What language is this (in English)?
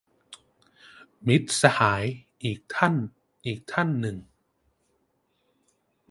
Thai